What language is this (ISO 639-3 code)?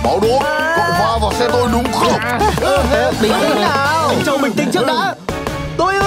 vie